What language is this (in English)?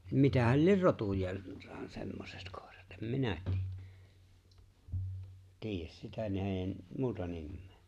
Finnish